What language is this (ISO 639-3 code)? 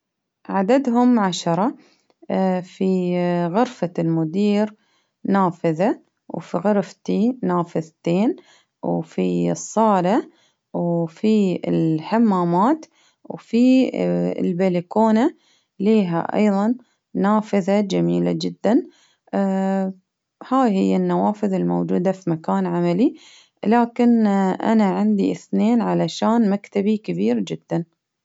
abv